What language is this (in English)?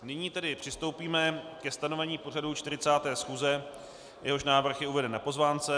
Czech